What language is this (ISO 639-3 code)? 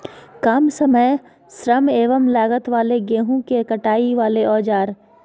mag